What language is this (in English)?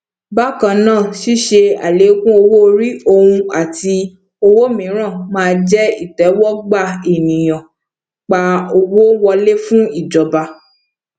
Yoruba